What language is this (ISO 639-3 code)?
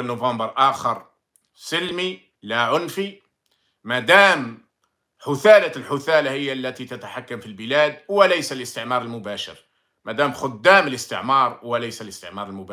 ara